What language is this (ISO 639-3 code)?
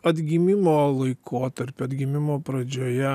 lit